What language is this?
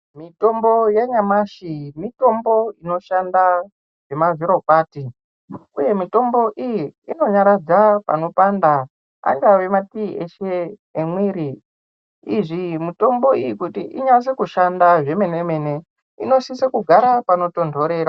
Ndau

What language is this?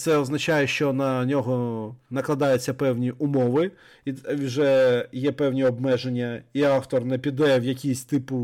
Ukrainian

